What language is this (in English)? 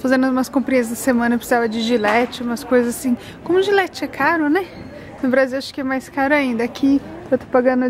Portuguese